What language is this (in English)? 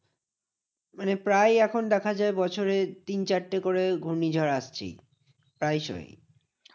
Bangla